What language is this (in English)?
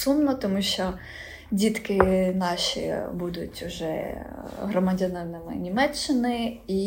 Ukrainian